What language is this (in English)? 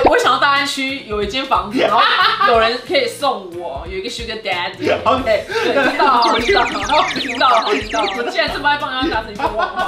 Chinese